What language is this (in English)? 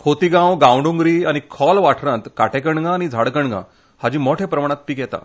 Konkani